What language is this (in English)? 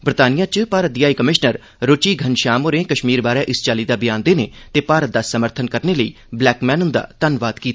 Dogri